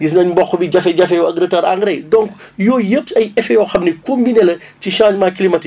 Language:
Wolof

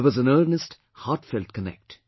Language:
English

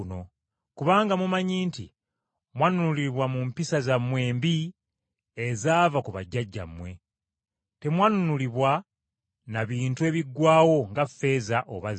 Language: Ganda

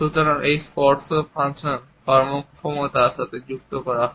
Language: Bangla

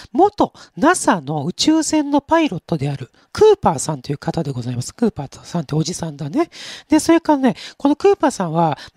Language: Japanese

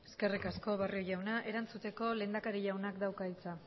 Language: Basque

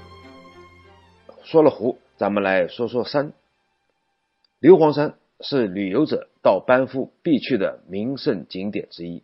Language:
Chinese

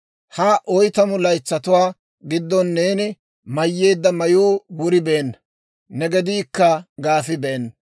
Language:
Dawro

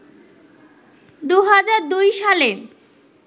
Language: Bangla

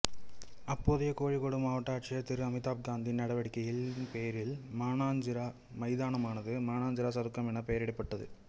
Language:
Tamil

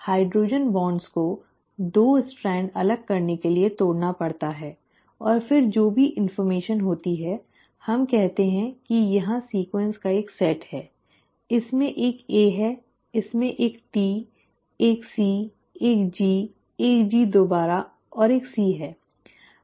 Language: Hindi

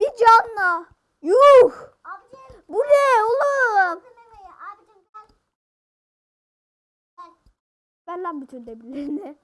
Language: Turkish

